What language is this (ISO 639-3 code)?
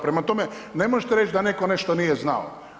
hrv